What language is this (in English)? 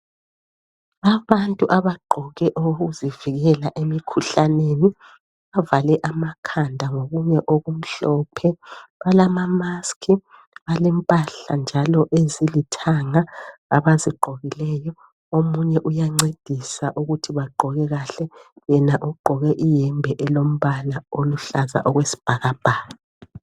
North Ndebele